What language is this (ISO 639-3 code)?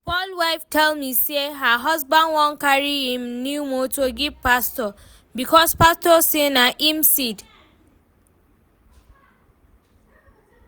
pcm